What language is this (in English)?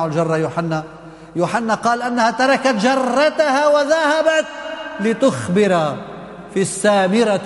Arabic